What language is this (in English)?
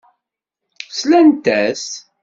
Kabyle